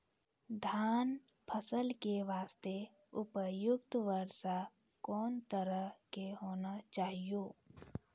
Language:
Maithili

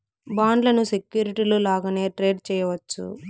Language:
Telugu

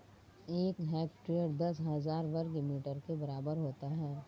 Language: Hindi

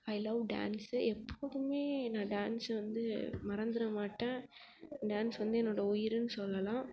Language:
Tamil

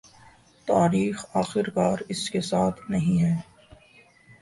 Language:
Urdu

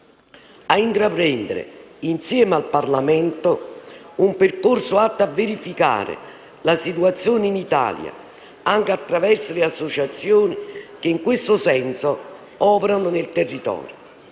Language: Italian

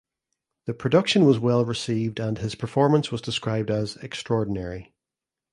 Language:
English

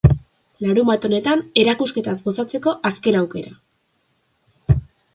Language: Basque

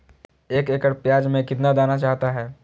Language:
Magahi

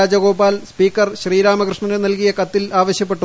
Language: Malayalam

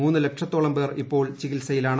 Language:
Malayalam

